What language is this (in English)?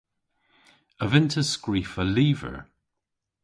Cornish